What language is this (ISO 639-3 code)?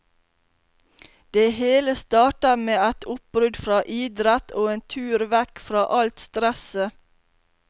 nor